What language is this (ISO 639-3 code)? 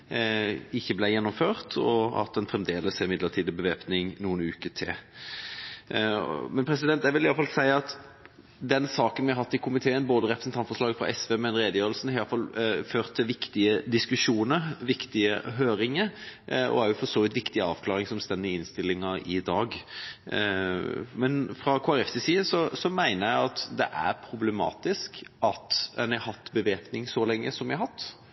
nob